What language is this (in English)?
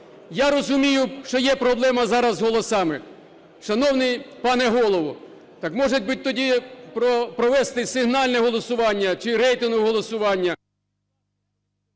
Ukrainian